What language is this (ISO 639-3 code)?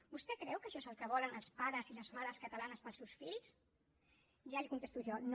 cat